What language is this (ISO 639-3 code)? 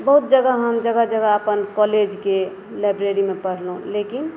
mai